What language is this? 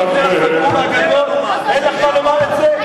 Hebrew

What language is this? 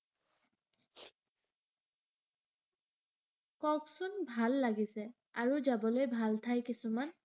Assamese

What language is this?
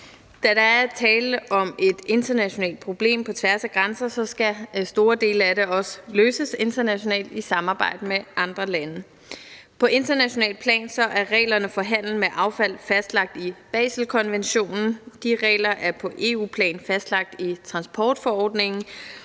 Danish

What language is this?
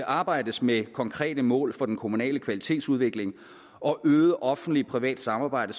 Danish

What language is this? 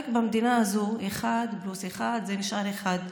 Hebrew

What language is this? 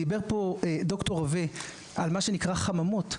Hebrew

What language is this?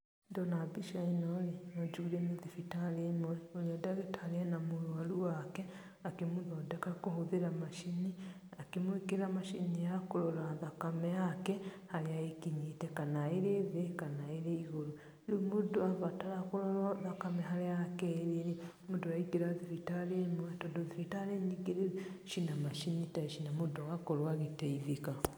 Kikuyu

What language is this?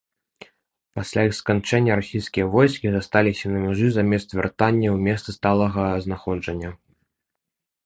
Belarusian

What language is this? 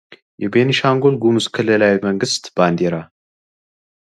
Amharic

